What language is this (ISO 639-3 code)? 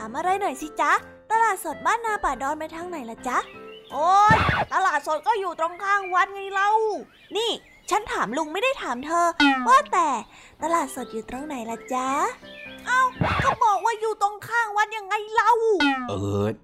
tha